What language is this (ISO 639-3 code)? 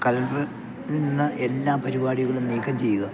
mal